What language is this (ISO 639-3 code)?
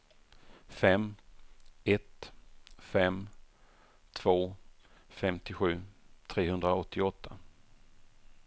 swe